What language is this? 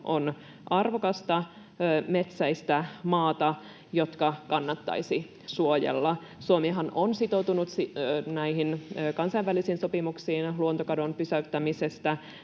Finnish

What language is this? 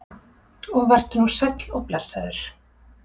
Icelandic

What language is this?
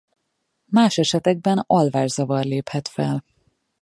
Hungarian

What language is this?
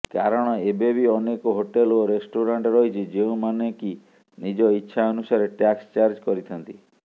Odia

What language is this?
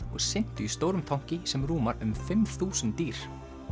Icelandic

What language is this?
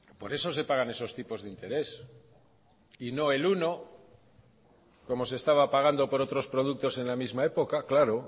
Spanish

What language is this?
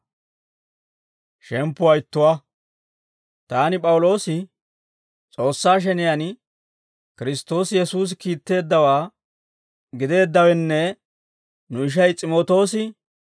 Dawro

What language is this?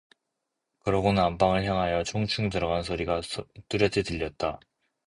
Korean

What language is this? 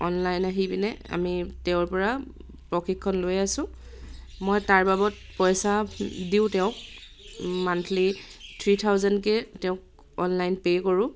Assamese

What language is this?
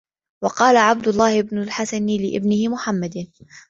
Arabic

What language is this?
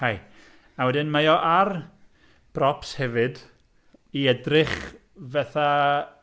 Welsh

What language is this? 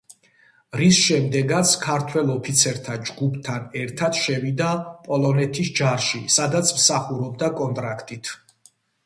Georgian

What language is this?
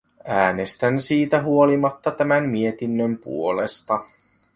Finnish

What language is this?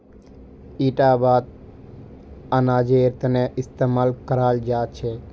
Magahi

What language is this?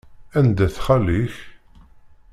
Kabyle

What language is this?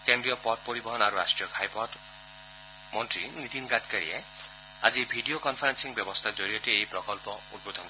Assamese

